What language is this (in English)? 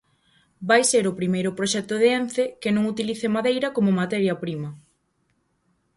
Galician